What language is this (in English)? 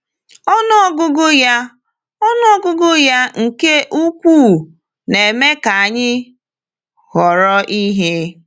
Igbo